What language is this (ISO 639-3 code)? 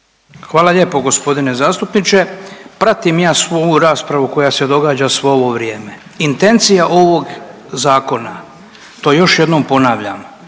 hrv